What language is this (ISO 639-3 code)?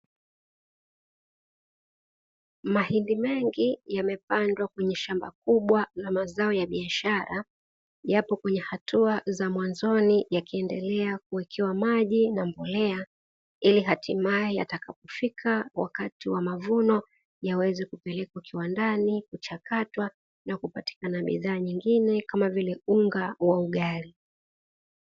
swa